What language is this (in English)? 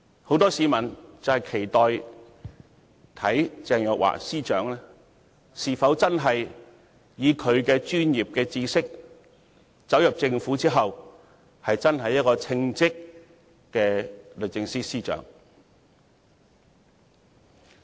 Cantonese